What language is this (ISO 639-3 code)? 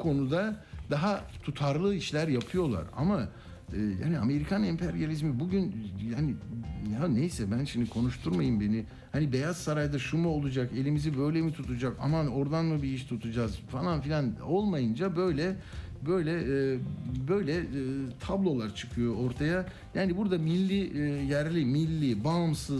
tur